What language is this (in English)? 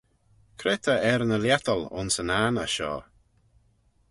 Manx